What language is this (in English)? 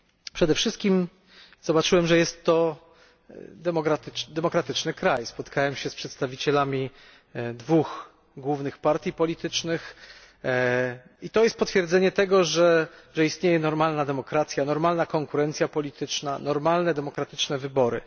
Polish